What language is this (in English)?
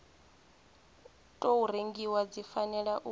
Venda